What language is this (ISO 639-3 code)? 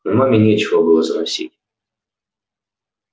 rus